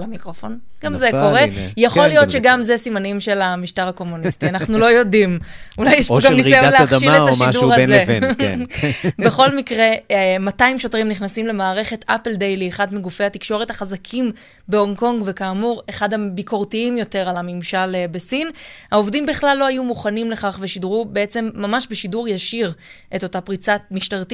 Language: Hebrew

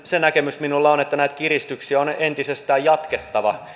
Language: Finnish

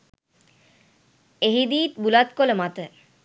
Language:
Sinhala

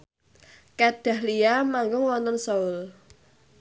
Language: Javanese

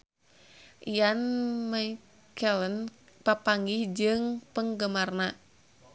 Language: Sundanese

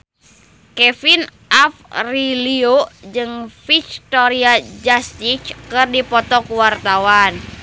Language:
Sundanese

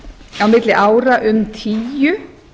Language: Icelandic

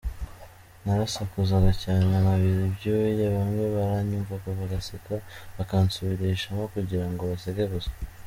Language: Kinyarwanda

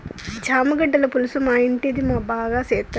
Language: Telugu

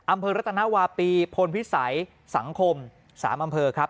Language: Thai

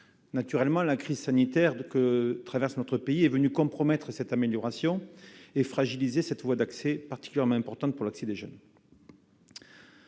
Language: French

